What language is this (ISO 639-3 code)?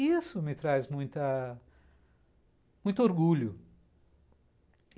por